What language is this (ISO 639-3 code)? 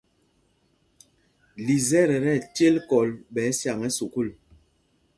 mgg